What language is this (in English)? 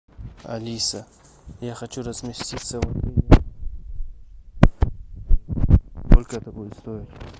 Russian